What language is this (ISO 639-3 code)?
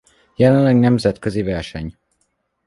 hun